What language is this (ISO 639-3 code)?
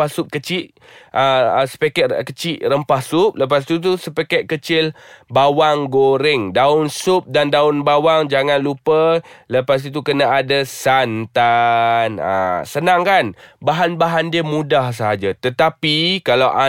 msa